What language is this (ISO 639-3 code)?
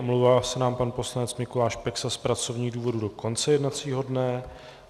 ces